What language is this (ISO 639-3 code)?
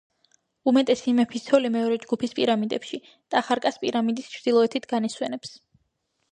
kat